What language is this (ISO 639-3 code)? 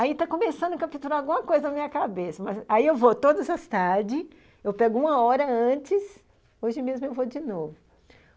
por